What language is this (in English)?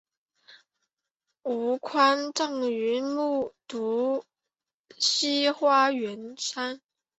Chinese